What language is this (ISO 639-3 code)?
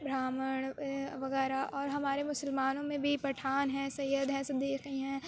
urd